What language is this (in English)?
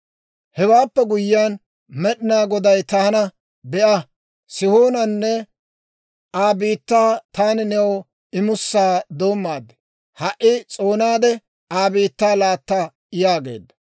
Dawro